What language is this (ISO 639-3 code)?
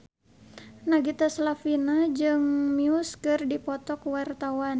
sun